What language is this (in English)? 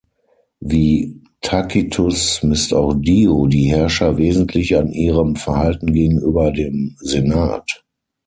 German